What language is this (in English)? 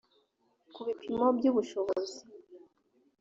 Kinyarwanda